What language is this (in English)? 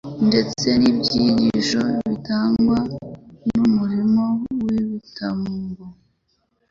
Kinyarwanda